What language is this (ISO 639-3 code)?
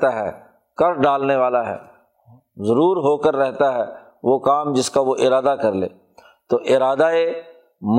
urd